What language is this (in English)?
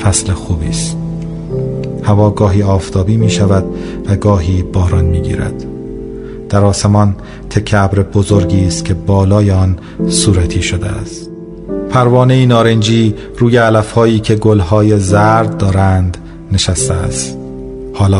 Persian